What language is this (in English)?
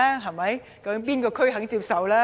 Cantonese